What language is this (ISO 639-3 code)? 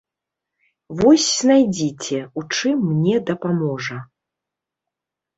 bel